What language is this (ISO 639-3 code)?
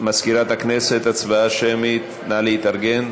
heb